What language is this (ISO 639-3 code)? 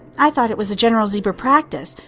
eng